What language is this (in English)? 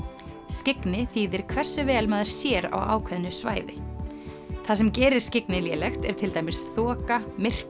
Icelandic